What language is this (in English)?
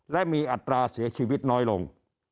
Thai